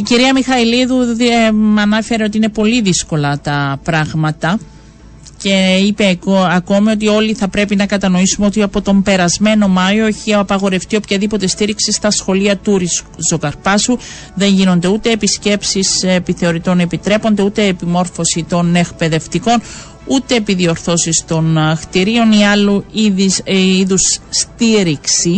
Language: Greek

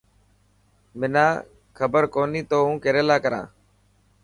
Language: Dhatki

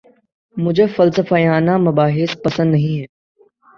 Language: Urdu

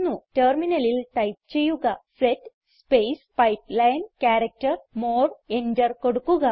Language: Malayalam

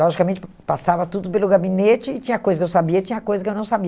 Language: Portuguese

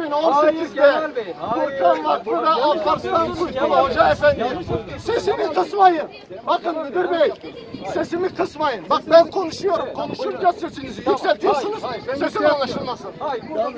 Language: Turkish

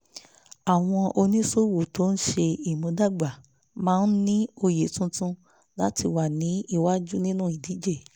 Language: Yoruba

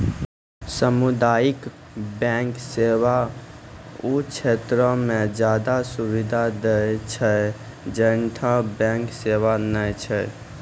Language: Maithili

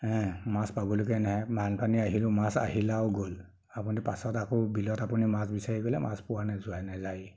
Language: Assamese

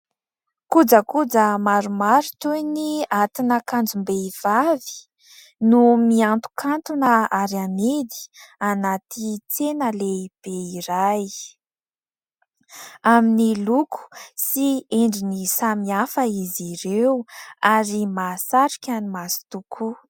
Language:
Malagasy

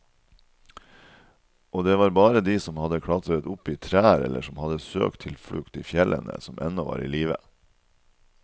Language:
Norwegian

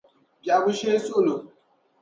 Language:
Dagbani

